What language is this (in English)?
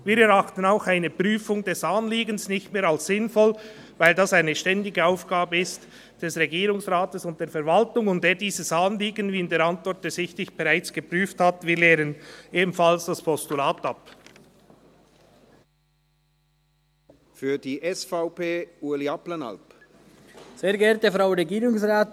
Swiss German